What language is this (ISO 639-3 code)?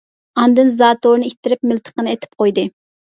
uig